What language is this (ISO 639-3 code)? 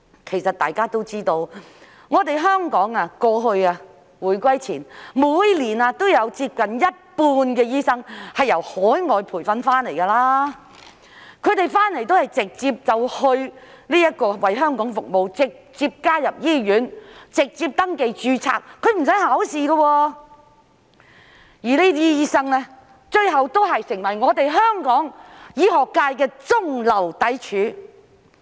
yue